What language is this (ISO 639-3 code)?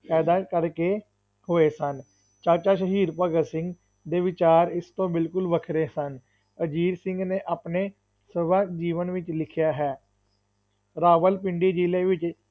pan